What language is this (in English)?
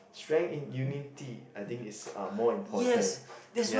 English